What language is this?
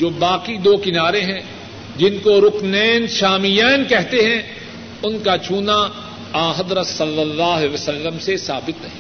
Urdu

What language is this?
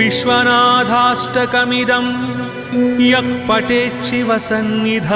Telugu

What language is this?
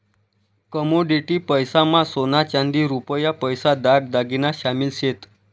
Marathi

